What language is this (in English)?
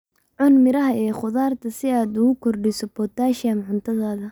Somali